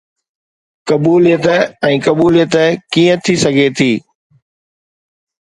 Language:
Sindhi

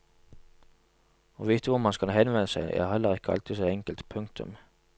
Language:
Norwegian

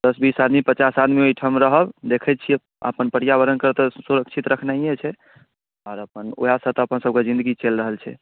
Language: Maithili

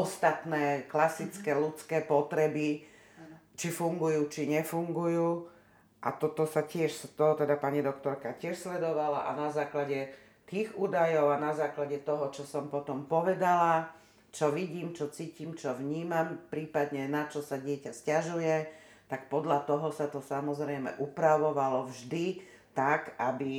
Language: Slovak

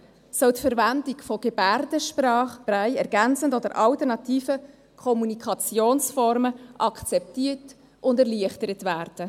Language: Swiss German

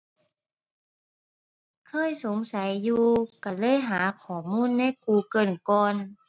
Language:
Thai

